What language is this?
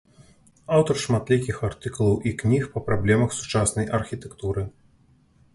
Belarusian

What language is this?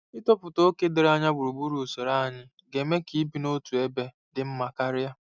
Igbo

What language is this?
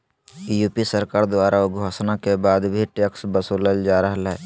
Magahi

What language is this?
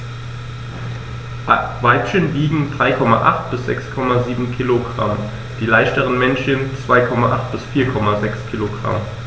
German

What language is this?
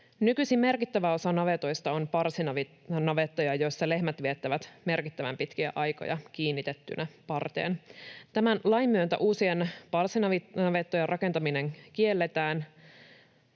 Finnish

